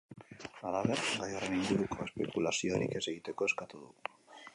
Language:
Basque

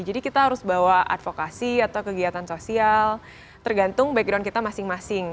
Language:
Indonesian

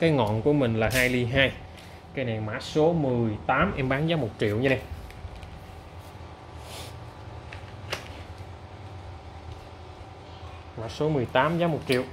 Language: Vietnamese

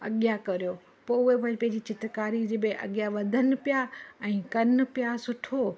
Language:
Sindhi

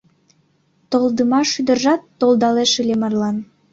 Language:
Mari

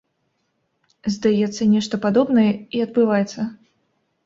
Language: Belarusian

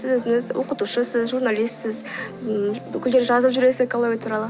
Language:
Kazakh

